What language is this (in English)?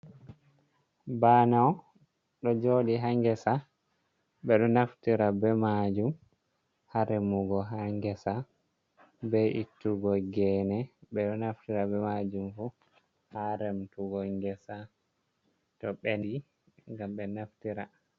Fula